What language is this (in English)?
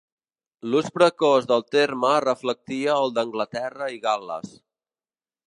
Catalan